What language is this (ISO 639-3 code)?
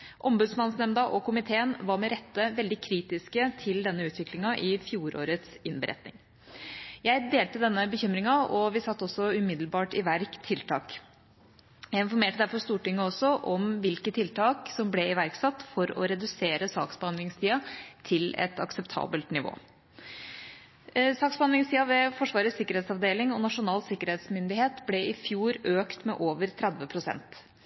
nob